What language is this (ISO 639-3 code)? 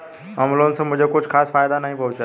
hin